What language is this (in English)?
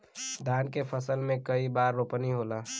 Bhojpuri